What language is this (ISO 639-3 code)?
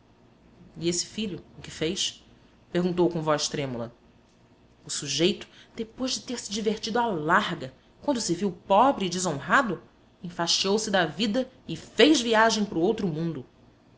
por